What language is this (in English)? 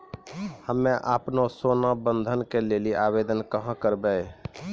Maithili